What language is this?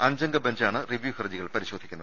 Malayalam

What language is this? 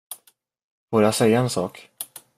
Swedish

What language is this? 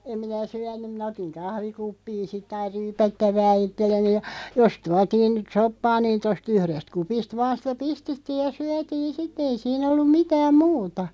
Finnish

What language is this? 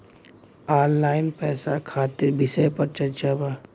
Bhojpuri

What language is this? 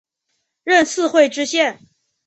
Chinese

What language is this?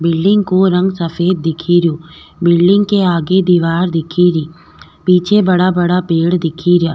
Rajasthani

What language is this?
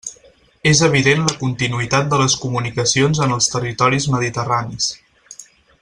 Catalan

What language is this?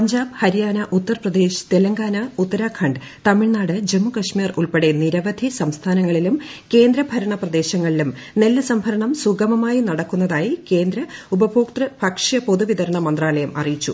Malayalam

